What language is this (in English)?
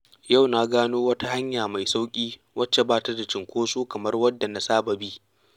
Hausa